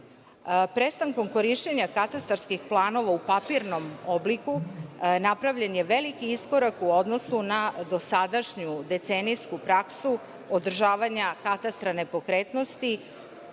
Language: Serbian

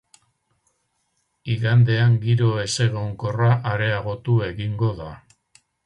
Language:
Basque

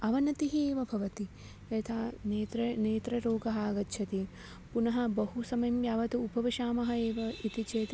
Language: Sanskrit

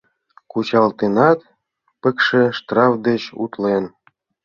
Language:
Mari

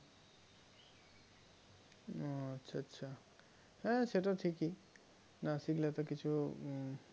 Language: Bangla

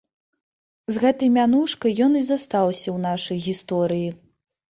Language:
Belarusian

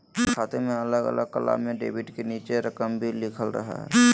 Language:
Magahi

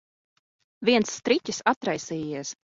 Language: Latvian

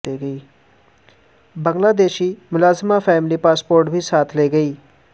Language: Urdu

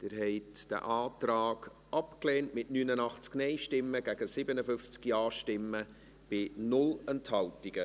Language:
Swiss German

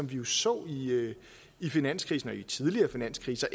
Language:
Danish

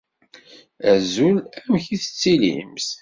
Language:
Kabyle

